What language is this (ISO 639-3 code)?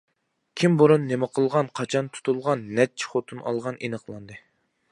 uig